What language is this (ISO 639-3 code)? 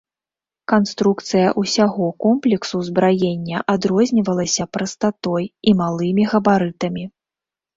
bel